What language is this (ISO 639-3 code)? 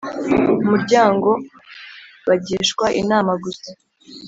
kin